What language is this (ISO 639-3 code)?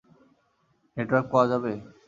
ben